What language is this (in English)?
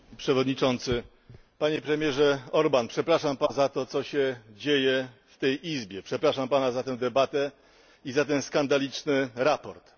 Polish